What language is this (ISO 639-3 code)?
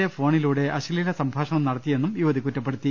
mal